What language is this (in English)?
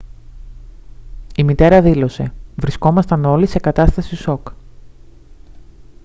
Greek